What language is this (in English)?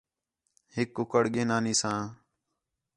Khetrani